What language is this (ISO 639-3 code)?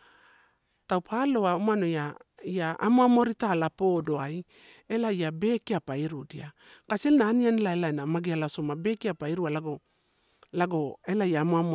ttu